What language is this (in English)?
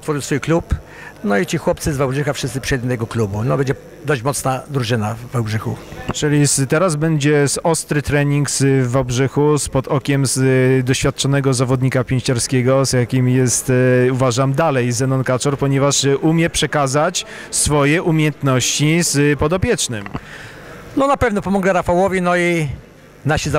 Polish